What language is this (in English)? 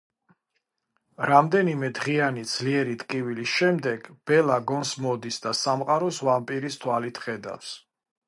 Georgian